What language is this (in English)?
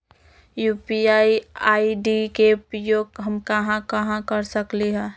Magahi